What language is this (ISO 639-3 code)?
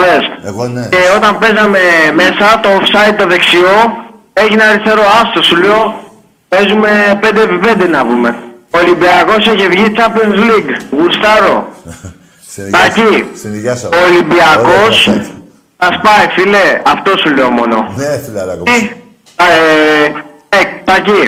ell